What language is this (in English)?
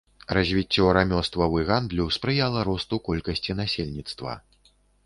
Belarusian